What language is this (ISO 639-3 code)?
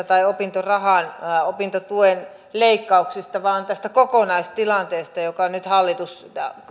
fin